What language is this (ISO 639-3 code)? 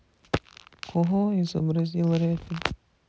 rus